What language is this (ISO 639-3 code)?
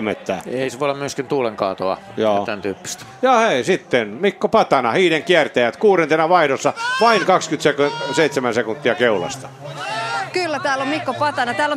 fin